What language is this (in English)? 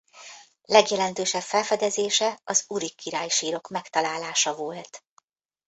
Hungarian